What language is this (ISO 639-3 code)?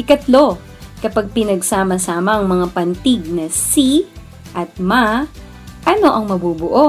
fil